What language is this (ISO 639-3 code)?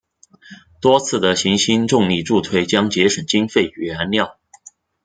zho